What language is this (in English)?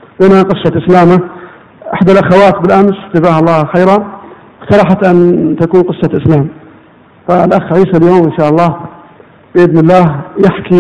Arabic